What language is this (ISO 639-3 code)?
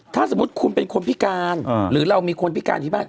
tha